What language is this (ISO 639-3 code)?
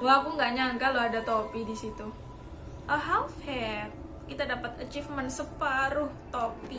ind